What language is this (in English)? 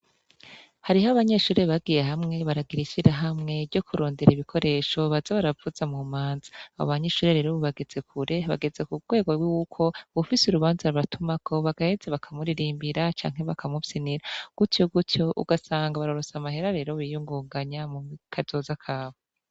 Rundi